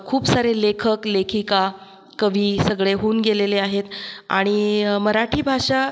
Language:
Marathi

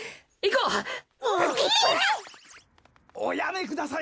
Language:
Japanese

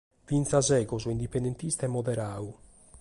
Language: Sardinian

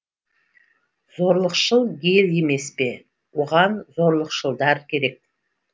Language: Kazakh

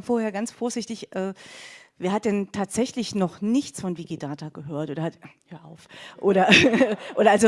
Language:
German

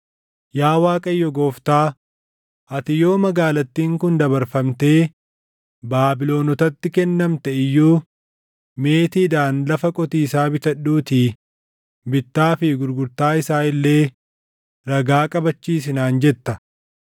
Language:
Oromo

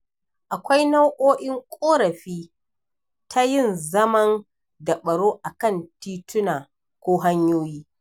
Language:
Hausa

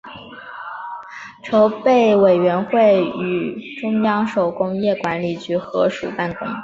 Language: Chinese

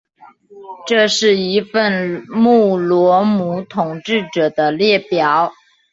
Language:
Chinese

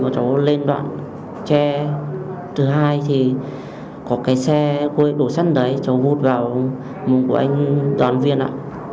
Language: Vietnamese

